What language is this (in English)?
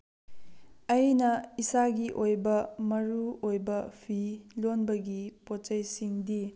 Manipuri